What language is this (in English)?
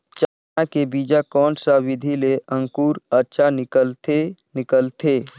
Chhattisgarhi